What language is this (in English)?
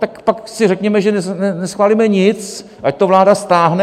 Czech